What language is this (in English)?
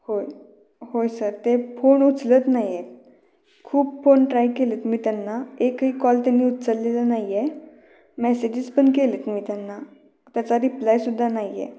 Marathi